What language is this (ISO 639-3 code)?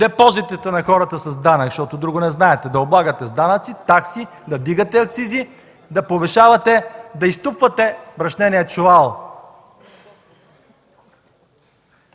bul